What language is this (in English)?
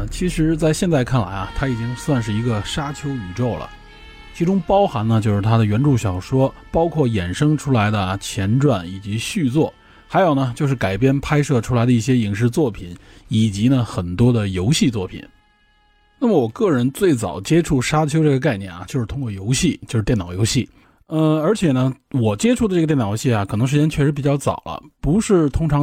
Chinese